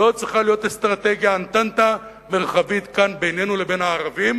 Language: Hebrew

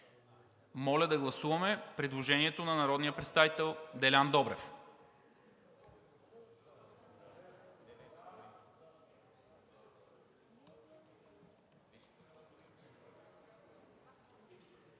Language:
Bulgarian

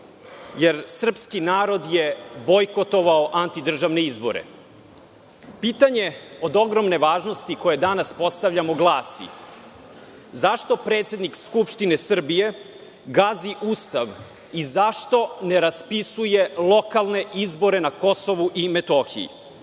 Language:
Serbian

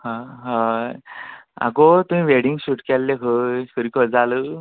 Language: Konkani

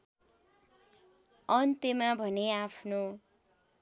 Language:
Nepali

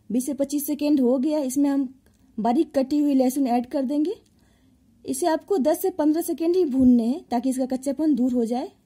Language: Hindi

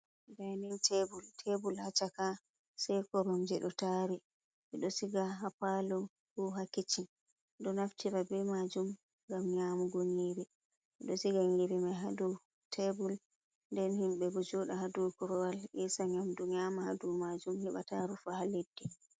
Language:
Fula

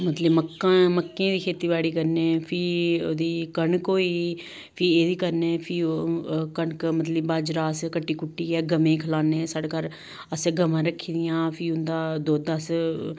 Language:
Dogri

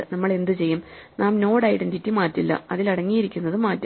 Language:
Malayalam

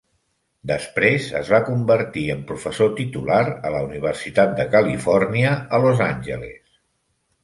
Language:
Catalan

